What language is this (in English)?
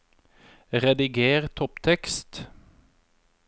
Norwegian